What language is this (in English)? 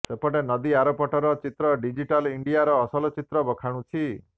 Odia